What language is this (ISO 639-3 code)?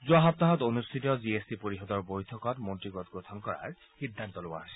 asm